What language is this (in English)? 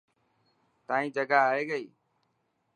Dhatki